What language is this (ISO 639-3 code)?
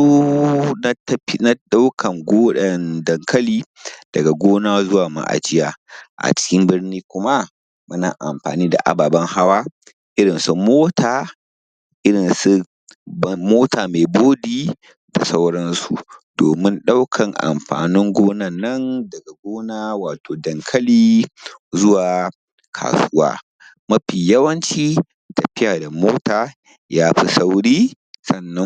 hau